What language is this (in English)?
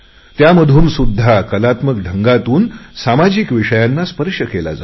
Marathi